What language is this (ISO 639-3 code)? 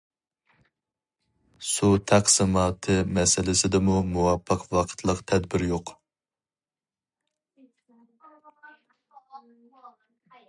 uig